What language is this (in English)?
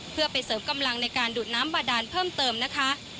Thai